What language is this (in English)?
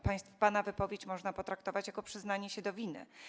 Polish